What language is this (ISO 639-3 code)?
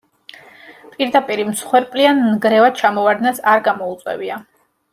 kat